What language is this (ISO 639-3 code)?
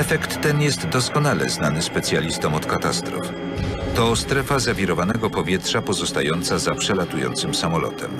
pol